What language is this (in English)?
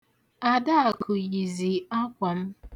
Igbo